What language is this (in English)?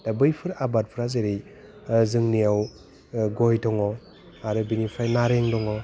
Bodo